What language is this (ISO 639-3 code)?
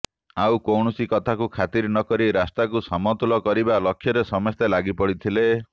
ori